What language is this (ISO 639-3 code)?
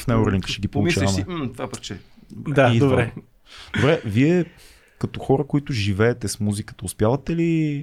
bul